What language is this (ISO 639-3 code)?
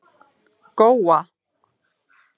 isl